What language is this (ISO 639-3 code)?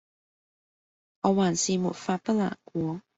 yue